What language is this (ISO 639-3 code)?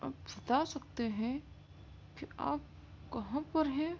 urd